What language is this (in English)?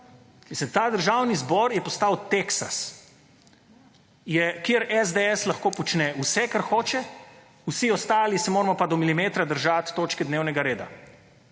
Slovenian